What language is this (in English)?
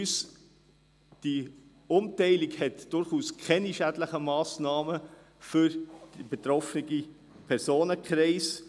Swiss German